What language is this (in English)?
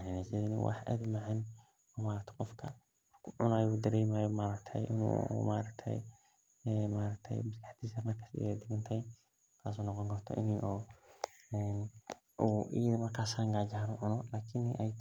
Somali